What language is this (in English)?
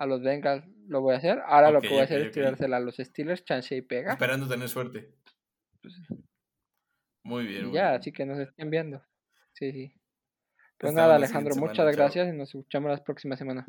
Spanish